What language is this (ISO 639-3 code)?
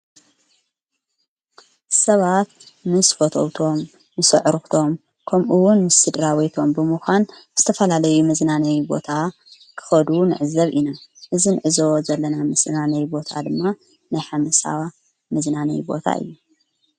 tir